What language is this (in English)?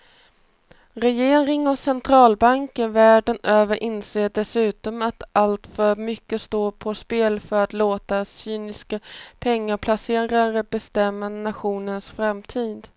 Swedish